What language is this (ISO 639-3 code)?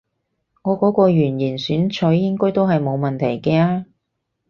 yue